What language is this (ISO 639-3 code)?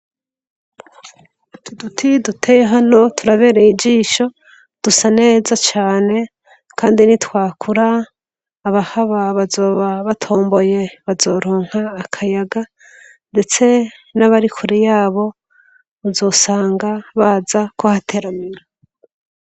run